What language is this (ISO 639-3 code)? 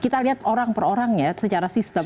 ind